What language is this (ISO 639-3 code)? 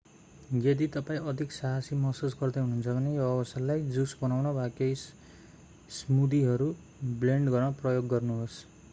nep